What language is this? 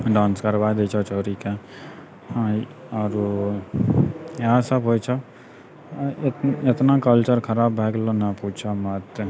Maithili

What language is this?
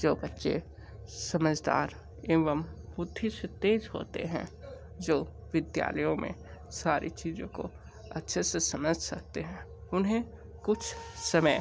Hindi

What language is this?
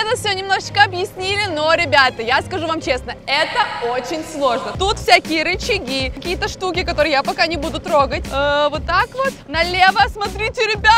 Russian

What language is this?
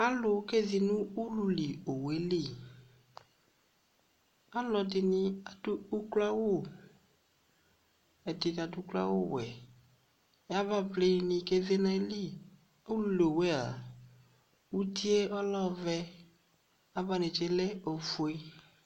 Ikposo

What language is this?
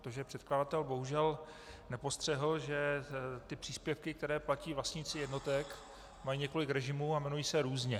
Czech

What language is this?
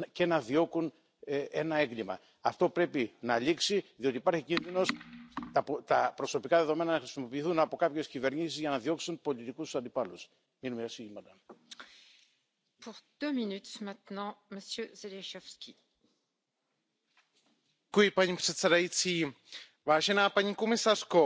German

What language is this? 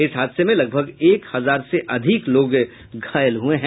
Hindi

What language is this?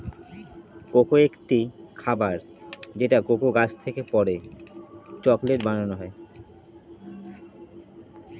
Bangla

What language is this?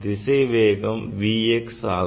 Tamil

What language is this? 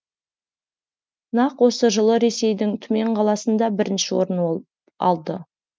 Kazakh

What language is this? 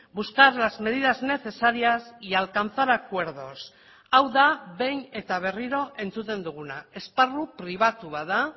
Basque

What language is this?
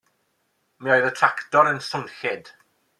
Welsh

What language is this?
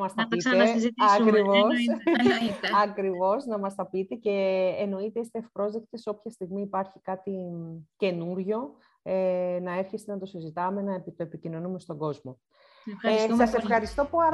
Greek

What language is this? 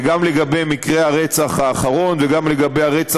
Hebrew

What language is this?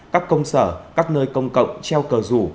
Vietnamese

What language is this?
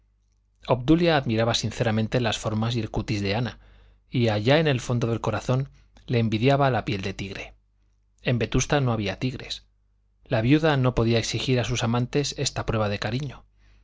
Spanish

